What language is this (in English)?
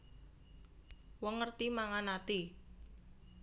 Javanese